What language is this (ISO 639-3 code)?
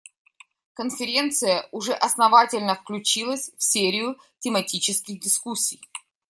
rus